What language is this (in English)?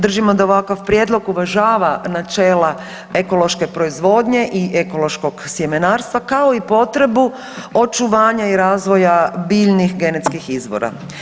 Croatian